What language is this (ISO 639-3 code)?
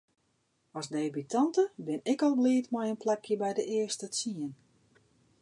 fry